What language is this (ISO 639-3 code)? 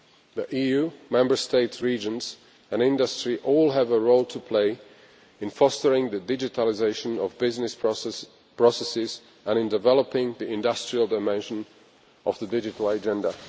eng